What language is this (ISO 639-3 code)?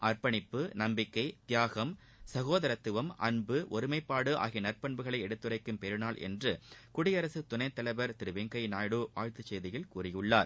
tam